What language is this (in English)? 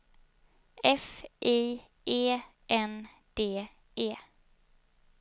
Swedish